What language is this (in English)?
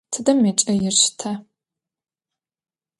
Adyghe